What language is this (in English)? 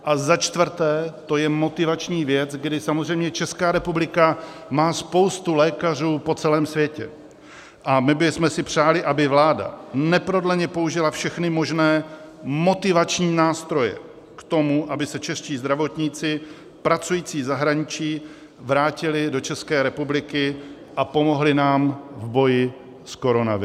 Czech